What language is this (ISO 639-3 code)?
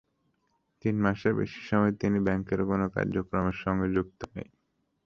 ben